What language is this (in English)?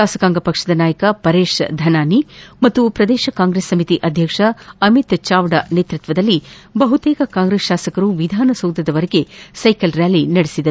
Kannada